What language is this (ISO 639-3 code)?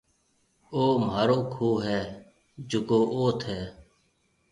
mve